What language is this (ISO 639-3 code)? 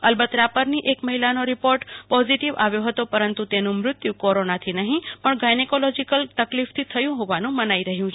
guj